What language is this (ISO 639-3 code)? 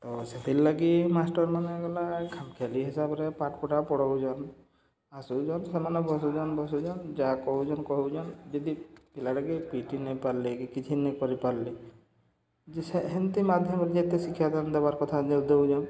ori